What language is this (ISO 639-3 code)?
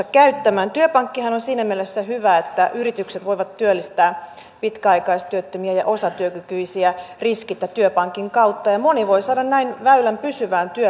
fin